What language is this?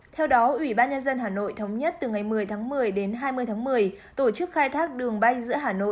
Vietnamese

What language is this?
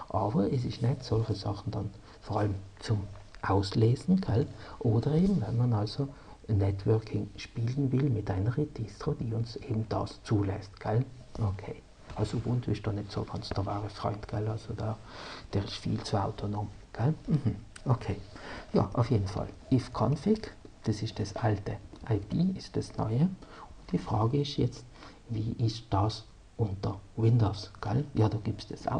German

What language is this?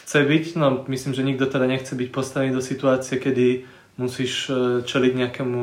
Slovak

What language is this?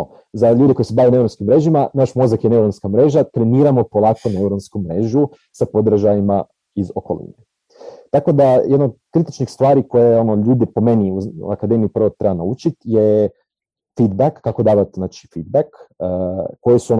Croatian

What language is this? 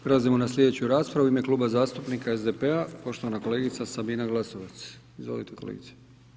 Croatian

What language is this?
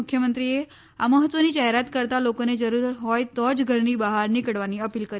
Gujarati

